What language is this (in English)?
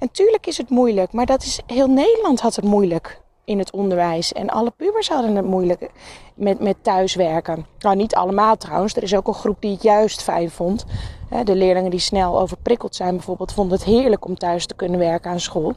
Dutch